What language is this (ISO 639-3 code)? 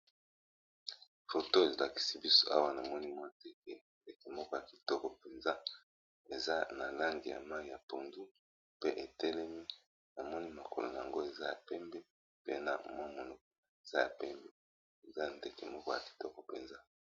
lin